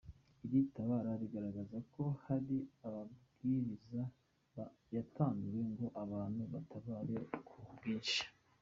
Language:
Kinyarwanda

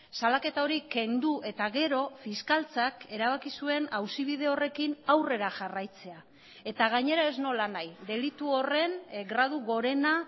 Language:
Basque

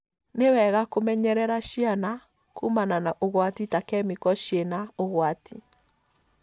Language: Kikuyu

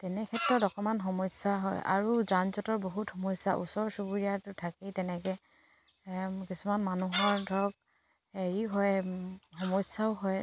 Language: Assamese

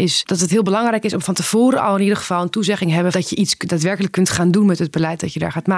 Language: Dutch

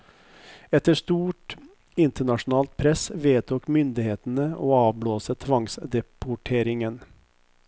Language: Norwegian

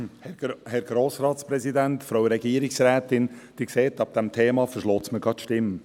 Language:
Swiss German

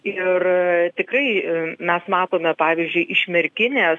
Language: Lithuanian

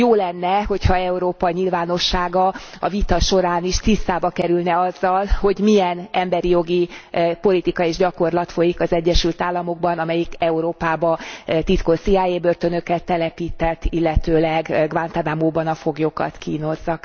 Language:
Hungarian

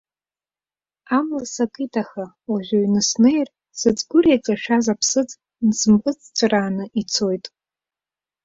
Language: Abkhazian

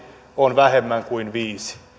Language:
Finnish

